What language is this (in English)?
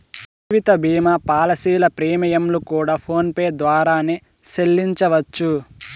Telugu